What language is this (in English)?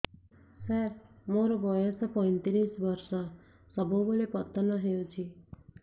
Odia